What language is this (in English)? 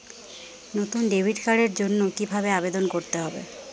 Bangla